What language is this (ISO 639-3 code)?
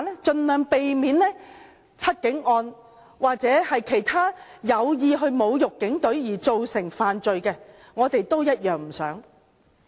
yue